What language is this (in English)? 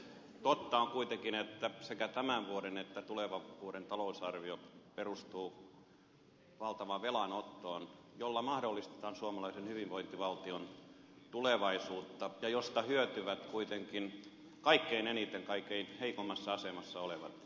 Finnish